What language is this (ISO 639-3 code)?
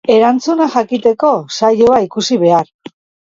eus